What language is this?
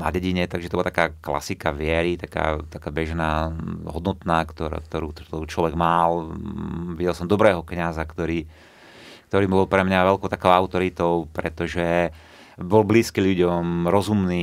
Slovak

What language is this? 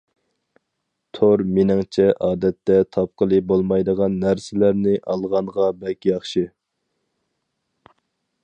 Uyghur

